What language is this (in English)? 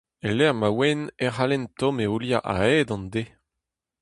Breton